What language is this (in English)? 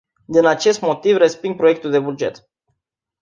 Romanian